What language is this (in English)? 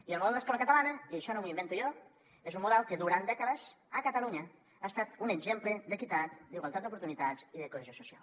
Catalan